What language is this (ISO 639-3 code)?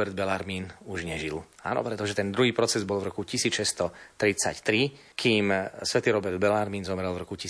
slk